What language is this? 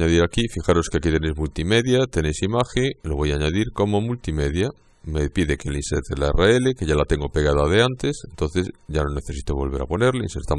Spanish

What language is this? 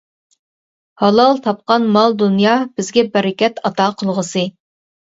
Uyghur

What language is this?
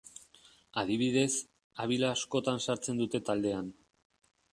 Basque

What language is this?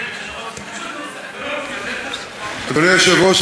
Hebrew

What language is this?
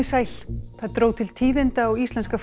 Icelandic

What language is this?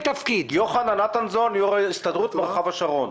Hebrew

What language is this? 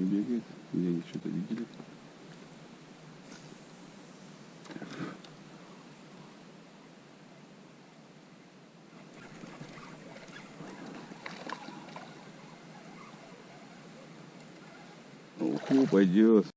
Russian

